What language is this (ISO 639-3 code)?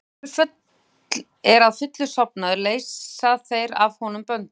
isl